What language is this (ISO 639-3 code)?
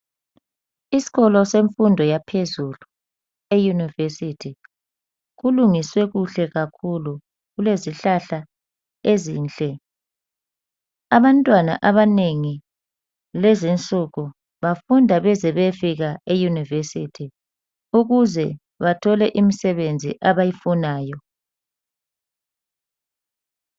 nde